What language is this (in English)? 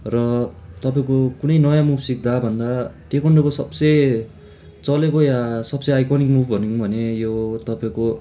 Nepali